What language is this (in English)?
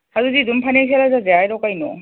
Manipuri